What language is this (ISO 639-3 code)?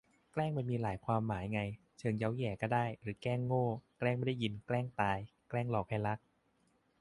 tha